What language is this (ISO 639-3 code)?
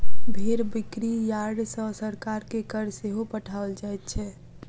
mai